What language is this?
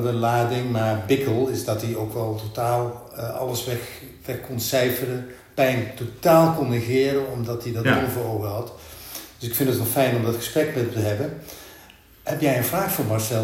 Dutch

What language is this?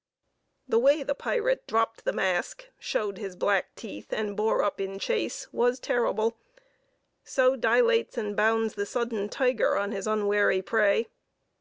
English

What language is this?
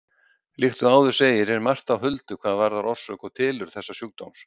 Icelandic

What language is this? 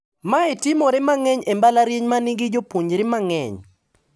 Luo (Kenya and Tanzania)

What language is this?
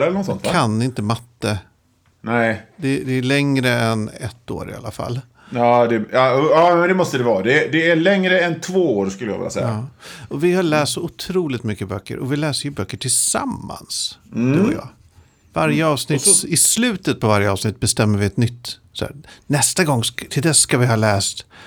Swedish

